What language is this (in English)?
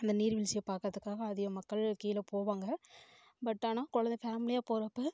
Tamil